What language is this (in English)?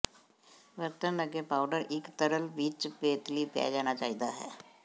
Punjabi